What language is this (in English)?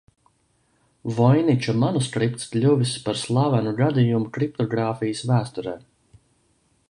Latvian